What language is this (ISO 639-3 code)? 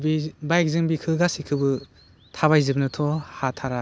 brx